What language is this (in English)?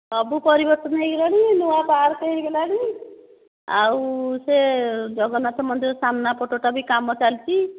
Odia